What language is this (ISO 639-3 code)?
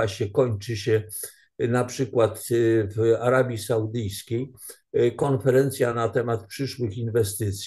pol